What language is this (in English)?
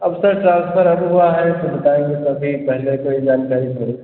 Hindi